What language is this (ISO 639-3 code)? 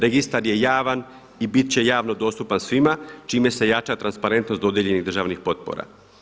hrv